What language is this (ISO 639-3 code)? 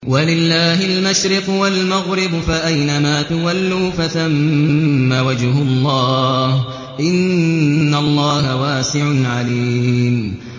ara